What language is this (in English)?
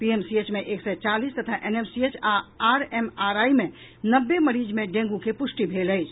Maithili